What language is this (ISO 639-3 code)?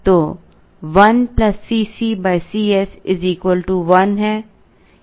hin